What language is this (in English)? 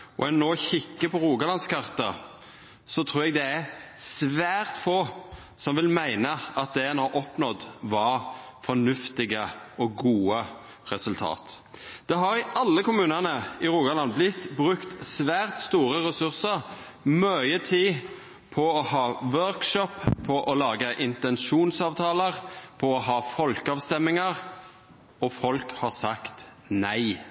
Norwegian Nynorsk